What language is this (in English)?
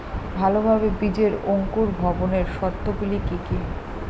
Bangla